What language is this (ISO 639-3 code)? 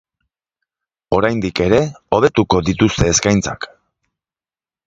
eus